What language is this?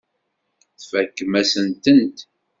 Kabyle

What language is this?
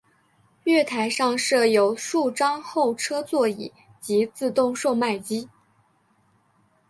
Chinese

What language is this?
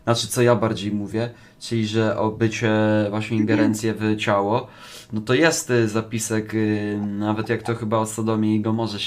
Polish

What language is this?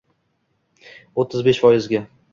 Uzbek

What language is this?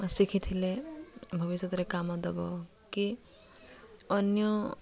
Odia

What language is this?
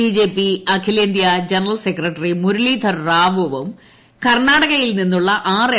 Malayalam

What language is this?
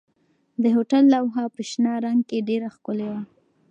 Pashto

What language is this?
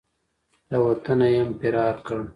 Pashto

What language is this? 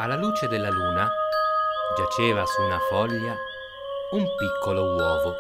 Italian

